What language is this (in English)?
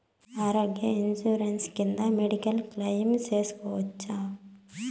Telugu